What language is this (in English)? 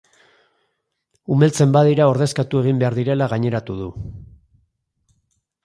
Basque